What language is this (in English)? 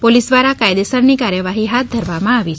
Gujarati